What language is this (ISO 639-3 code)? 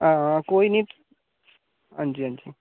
doi